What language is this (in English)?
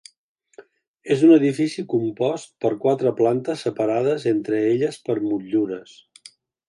Catalan